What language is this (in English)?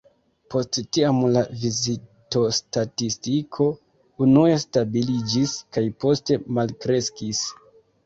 Esperanto